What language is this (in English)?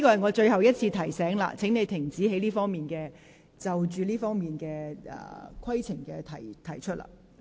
Cantonese